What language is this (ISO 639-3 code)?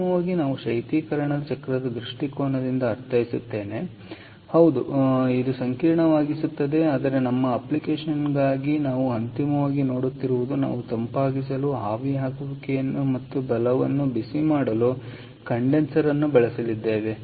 kan